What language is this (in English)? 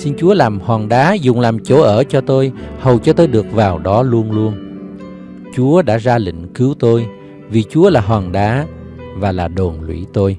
Vietnamese